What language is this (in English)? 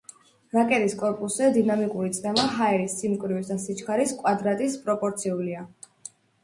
Georgian